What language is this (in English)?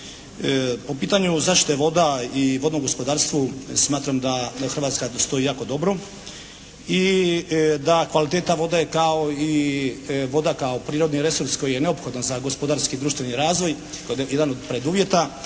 Croatian